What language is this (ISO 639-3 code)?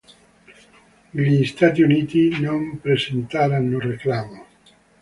ita